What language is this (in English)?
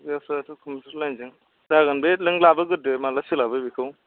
Bodo